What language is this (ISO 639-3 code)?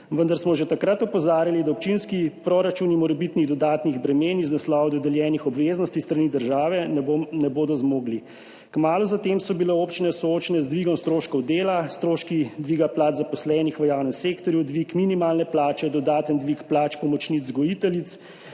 slv